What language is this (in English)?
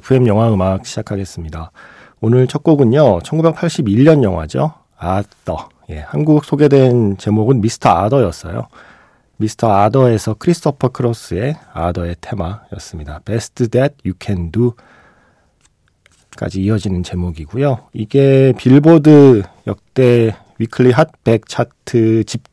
Korean